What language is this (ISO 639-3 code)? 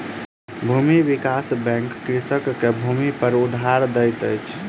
mai